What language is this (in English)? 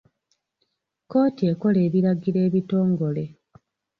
Ganda